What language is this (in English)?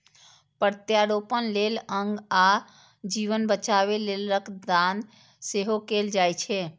Maithili